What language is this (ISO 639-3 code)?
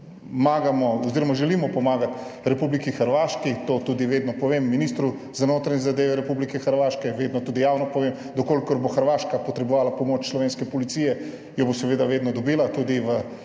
slv